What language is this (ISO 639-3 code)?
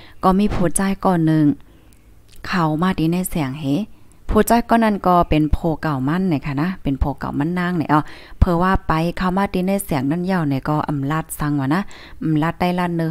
tha